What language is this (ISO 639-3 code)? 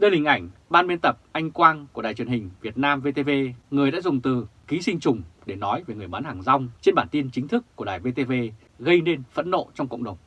vie